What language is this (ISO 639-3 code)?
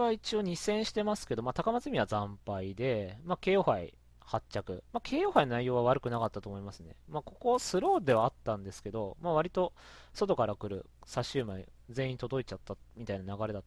jpn